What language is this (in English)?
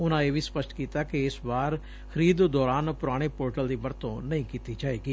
Punjabi